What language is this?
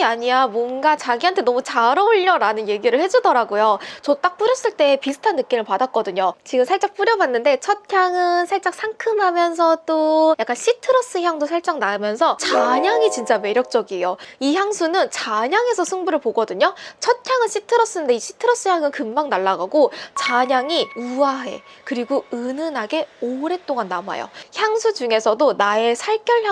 Korean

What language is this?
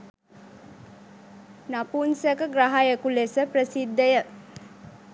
Sinhala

